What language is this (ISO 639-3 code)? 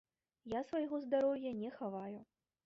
bel